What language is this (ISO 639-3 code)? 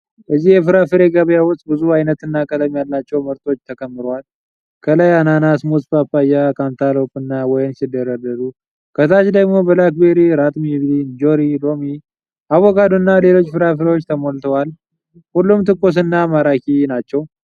amh